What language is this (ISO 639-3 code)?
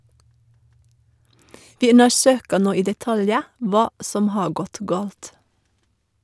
nor